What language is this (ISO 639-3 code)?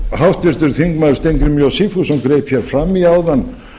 isl